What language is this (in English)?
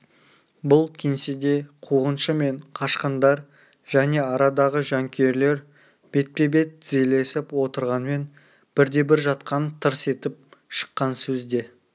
Kazakh